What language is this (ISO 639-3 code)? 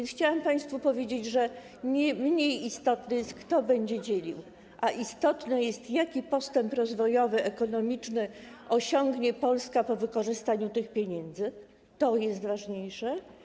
pol